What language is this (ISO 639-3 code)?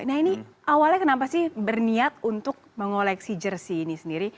ind